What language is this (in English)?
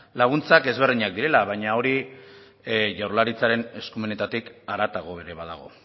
Basque